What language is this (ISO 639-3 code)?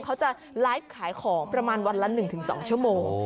tha